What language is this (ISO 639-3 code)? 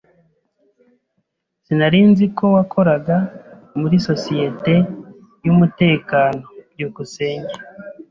kin